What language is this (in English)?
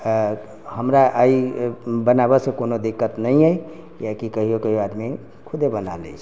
Maithili